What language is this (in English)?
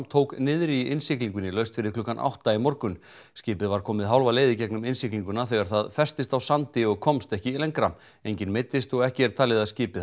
Icelandic